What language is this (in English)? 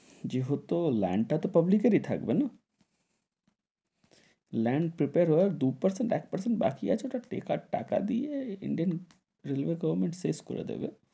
Bangla